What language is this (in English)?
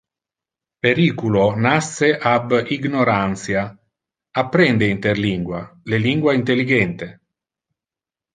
Interlingua